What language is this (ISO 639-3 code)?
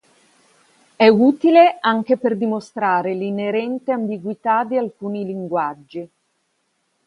ita